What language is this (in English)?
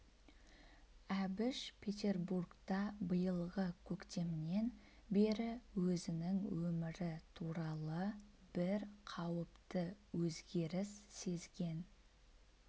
Kazakh